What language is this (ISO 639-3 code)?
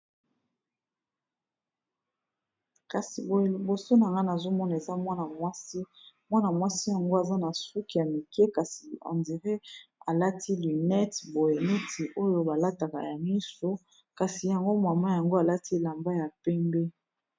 lin